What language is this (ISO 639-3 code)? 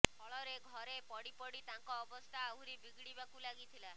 ori